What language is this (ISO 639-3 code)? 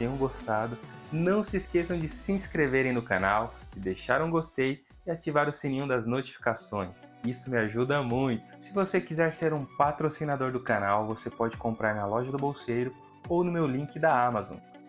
por